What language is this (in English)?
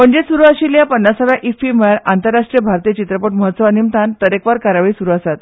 Konkani